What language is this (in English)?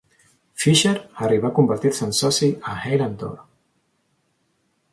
Catalan